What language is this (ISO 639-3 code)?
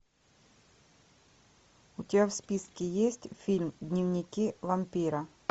rus